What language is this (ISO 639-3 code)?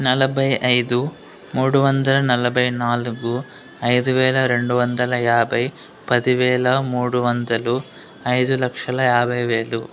tel